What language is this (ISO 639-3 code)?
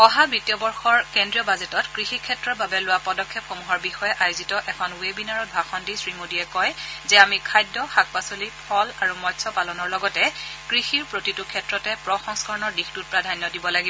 asm